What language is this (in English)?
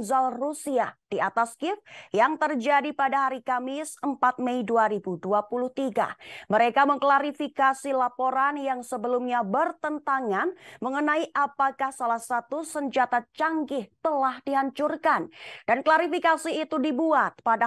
Indonesian